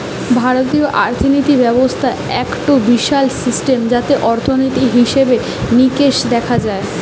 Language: Bangla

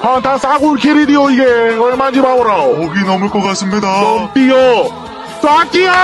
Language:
Korean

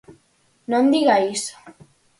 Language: Galician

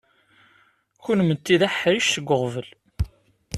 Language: Kabyle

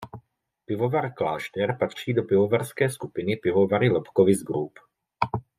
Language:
Czech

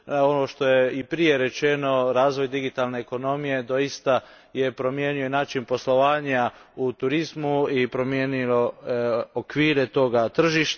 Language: Croatian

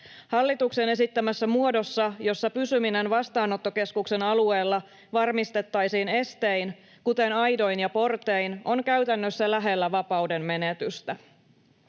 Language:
Finnish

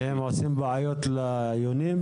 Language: Hebrew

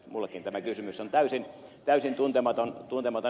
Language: Finnish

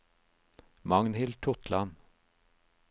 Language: Norwegian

